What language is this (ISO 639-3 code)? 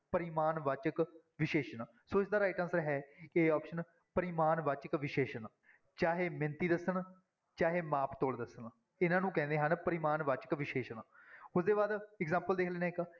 pan